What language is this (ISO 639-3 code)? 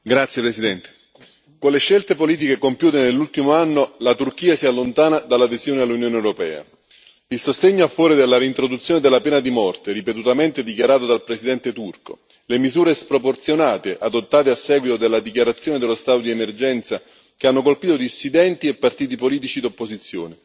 ita